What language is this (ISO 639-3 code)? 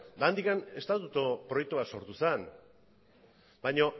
eus